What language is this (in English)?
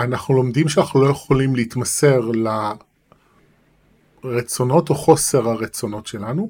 Hebrew